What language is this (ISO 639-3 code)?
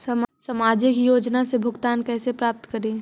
mag